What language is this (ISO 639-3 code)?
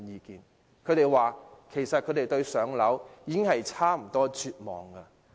yue